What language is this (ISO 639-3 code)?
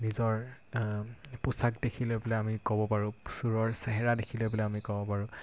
asm